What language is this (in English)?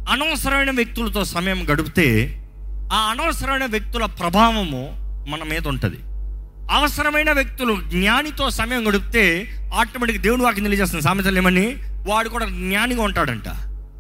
Telugu